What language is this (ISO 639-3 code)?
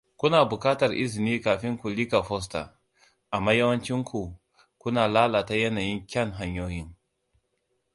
hau